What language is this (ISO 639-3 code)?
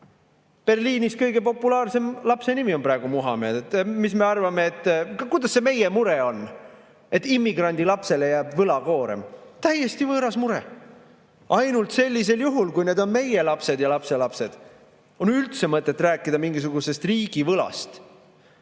est